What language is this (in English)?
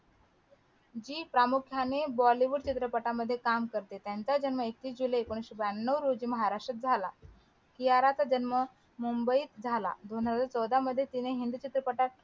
Marathi